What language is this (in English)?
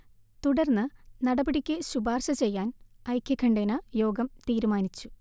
Malayalam